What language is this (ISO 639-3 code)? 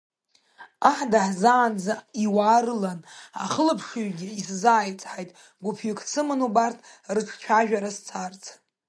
abk